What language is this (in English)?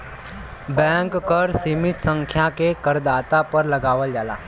Bhojpuri